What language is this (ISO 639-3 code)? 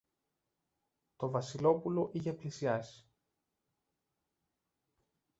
ell